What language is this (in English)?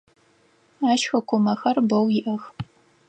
Adyghe